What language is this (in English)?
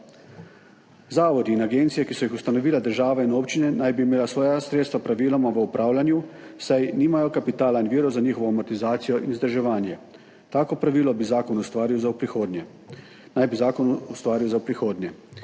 Slovenian